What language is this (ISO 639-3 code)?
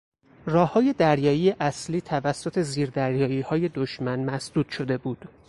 fas